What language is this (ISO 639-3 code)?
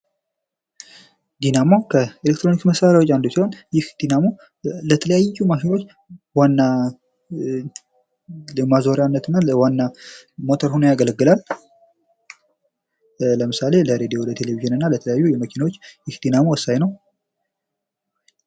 amh